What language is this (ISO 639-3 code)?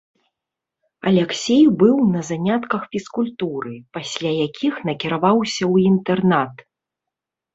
bel